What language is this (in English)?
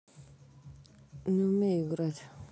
Russian